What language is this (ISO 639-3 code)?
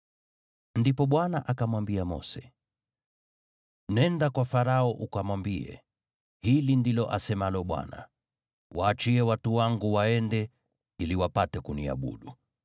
swa